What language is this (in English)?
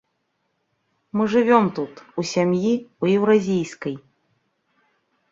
Belarusian